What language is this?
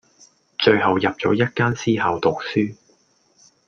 Cantonese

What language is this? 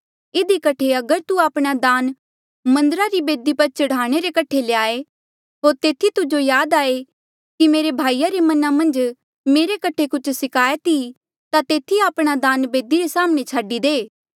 Mandeali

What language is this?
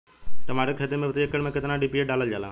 Bhojpuri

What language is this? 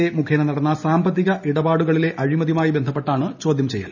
Malayalam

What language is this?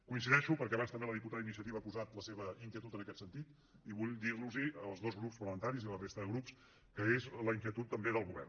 Catalan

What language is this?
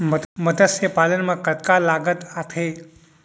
Chhattisgarhi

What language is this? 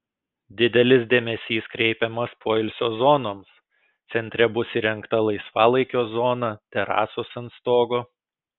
Lithuanian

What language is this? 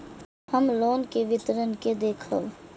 Maithili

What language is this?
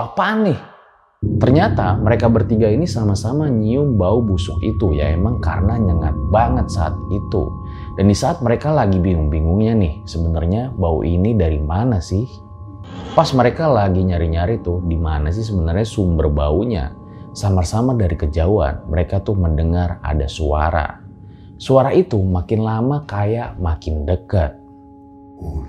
Indonesian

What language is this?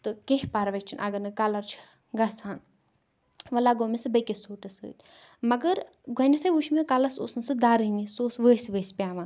Kashmiri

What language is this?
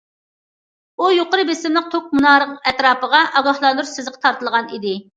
Uyghur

